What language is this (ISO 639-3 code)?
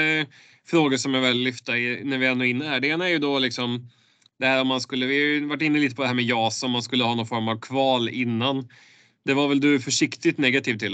swe